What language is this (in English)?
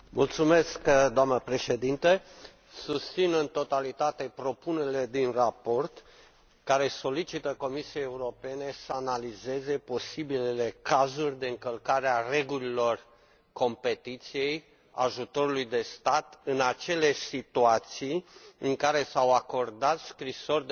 Romanian